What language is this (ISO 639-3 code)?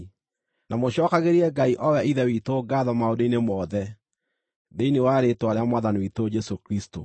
kik